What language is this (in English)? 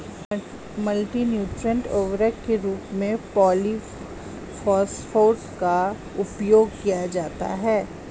Hindi